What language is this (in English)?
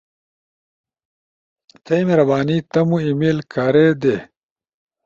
Ushojo